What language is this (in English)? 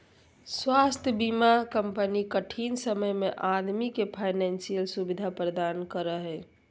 Magahi